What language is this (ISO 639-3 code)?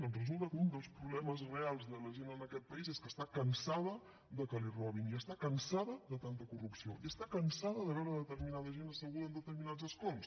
cat